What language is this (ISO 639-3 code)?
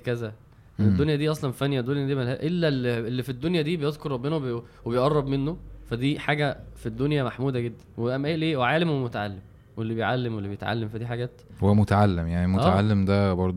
ara